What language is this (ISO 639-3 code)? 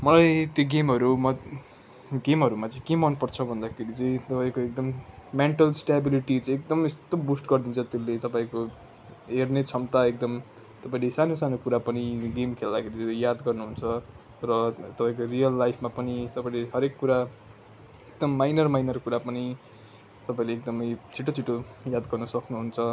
nep